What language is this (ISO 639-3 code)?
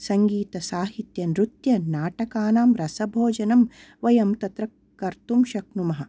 san